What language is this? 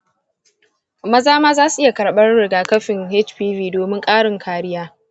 Hausa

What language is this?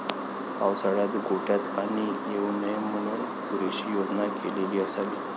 Marathi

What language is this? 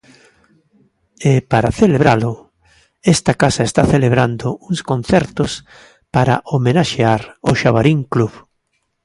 Galician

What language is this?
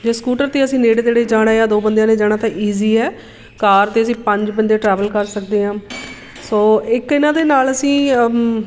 Punjabi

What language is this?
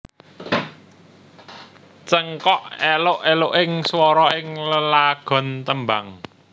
Javanese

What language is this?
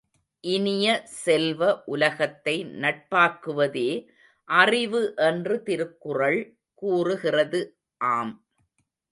Tamil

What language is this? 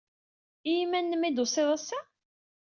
Kabyle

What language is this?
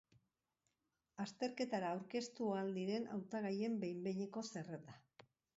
Basque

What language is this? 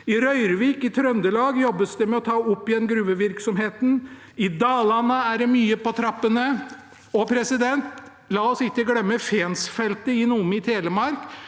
Norwegian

